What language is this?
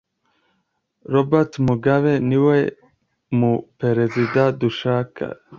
Kinyarwanda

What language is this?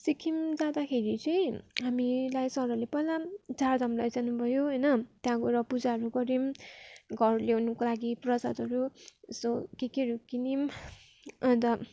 Nepali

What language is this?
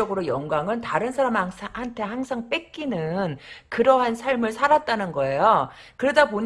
Korean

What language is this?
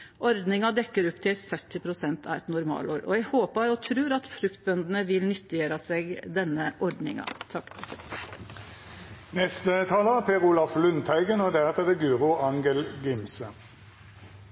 Norwegian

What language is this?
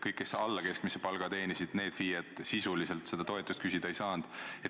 Estonian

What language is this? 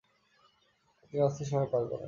Bangla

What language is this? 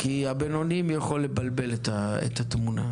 Hebrew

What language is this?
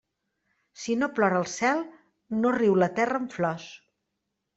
Catalan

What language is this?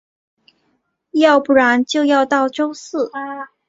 Chinese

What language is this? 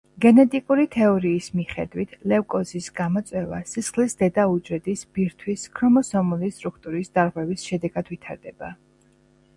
Georgian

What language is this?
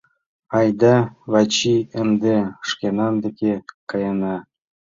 Mari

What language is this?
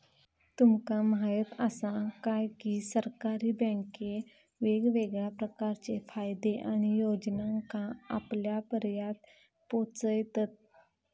Marathi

